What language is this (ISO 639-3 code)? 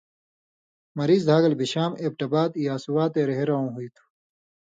mvy